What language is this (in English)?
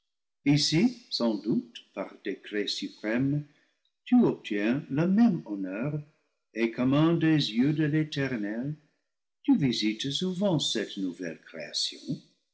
French